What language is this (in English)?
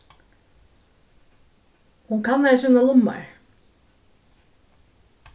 Faroese